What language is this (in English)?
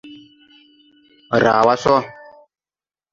Tupuri